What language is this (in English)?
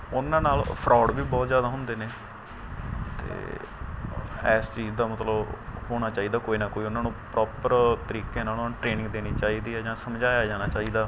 Punjabi